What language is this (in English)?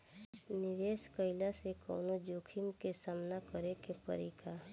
Bhojpuri